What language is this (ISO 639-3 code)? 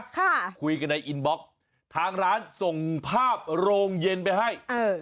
tha